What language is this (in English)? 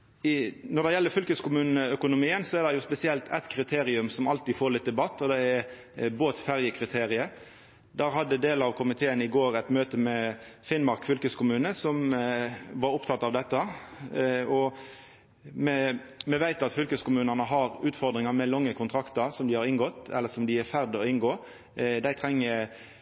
Norwegian Nynorsk